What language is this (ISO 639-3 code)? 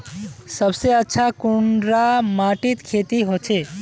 mag